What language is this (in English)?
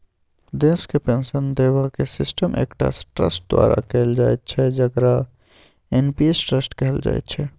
Maithili